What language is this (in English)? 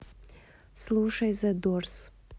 Russian